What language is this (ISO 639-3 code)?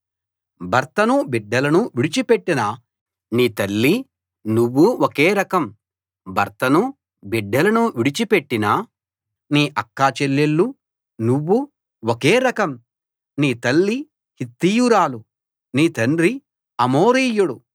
tel